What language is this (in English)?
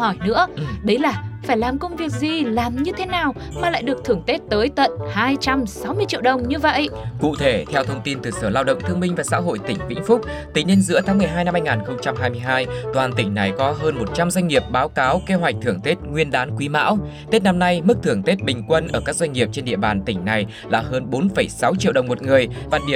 Vietnamese